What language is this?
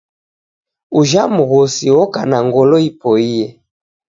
Taita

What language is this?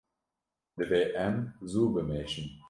Kurdish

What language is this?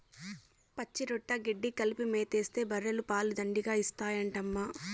Telugu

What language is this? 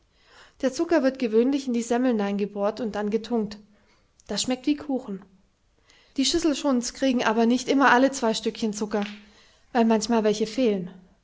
German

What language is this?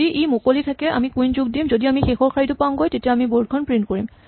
Assamese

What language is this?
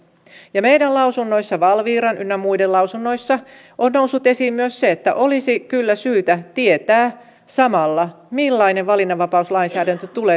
Finnish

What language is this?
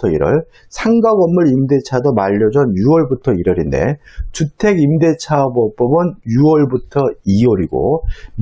Korean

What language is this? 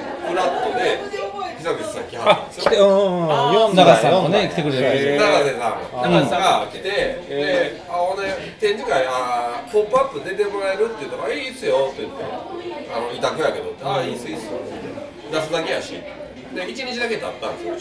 Japanese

